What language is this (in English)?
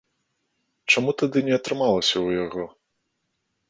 Belarusian